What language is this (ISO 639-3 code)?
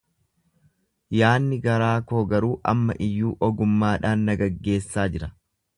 orm